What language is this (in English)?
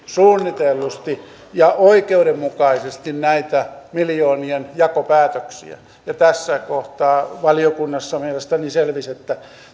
Finnish